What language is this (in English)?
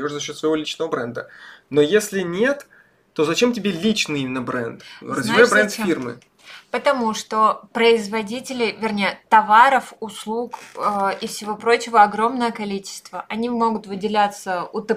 Russian